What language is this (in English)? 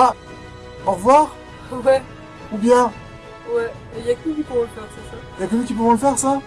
French